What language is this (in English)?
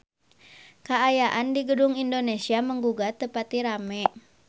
Sundanese